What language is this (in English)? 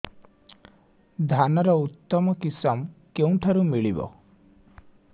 Odia